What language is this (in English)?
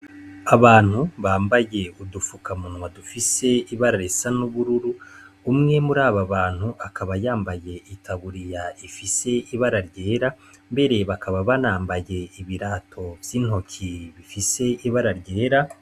Rundi